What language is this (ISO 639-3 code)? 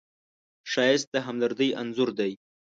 pus